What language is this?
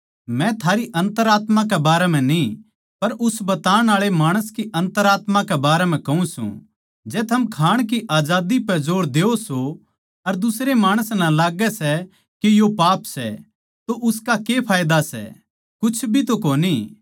Haryanvi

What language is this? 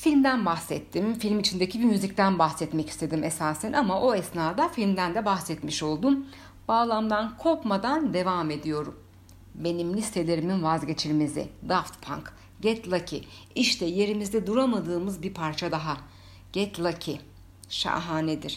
Turkish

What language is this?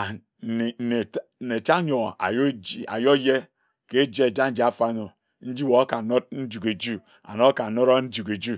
Ejagham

